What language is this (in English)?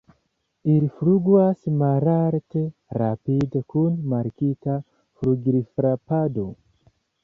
Esperanto